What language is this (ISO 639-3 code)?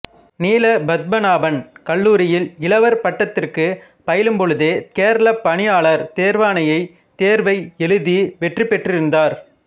tam